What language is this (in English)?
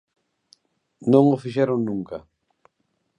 Galician